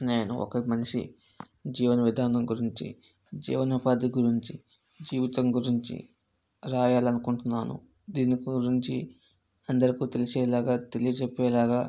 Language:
Telugu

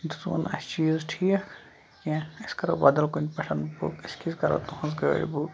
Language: Kashmiri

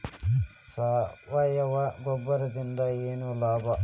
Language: Kannada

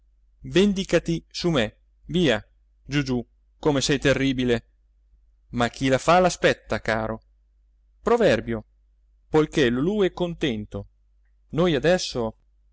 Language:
Italian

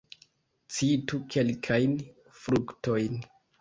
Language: Esperanto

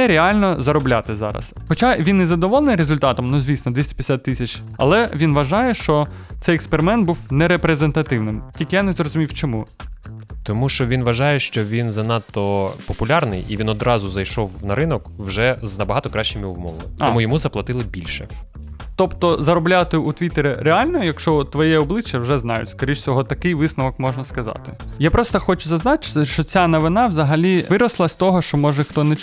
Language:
Ukrainian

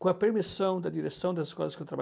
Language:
Portuguese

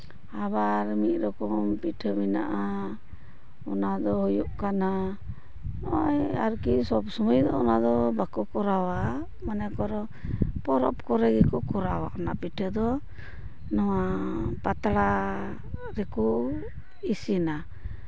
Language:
Santali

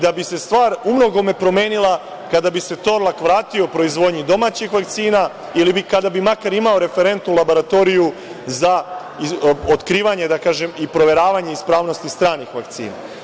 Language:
Serbian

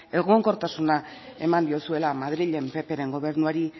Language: Basque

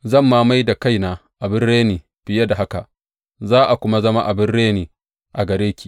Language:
Hausa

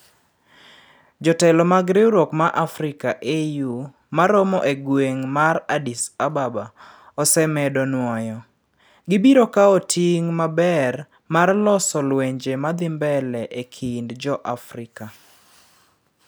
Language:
Luo (Kenya and Tanzania)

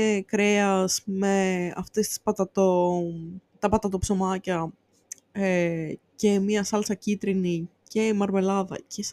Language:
Greek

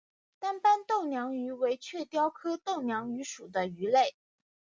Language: Chinese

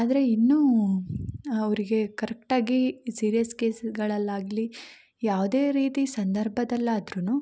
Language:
Kannada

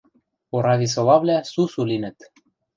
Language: Western Mari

